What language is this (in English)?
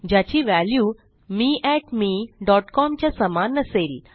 Marathi